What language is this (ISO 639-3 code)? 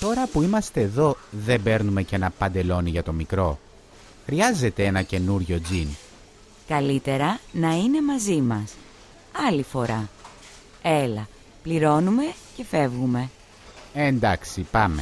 ell